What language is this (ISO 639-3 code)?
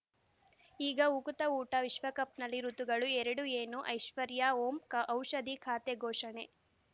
kan